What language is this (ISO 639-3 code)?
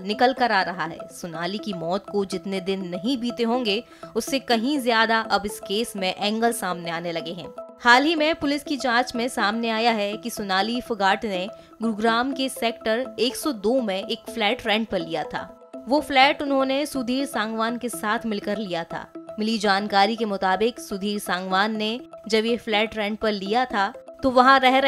hin